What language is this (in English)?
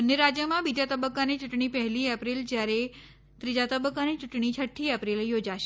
Gujarati